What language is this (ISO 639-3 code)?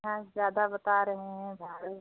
hin